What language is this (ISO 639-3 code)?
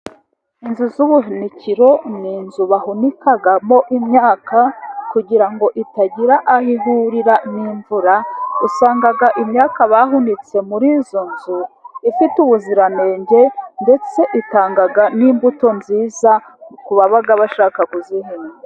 kin